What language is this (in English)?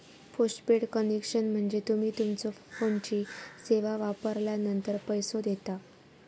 Marathi